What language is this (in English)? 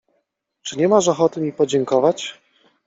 Polish